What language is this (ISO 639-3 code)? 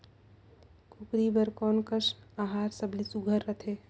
hne